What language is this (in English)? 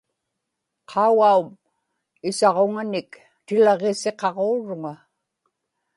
Inupiaq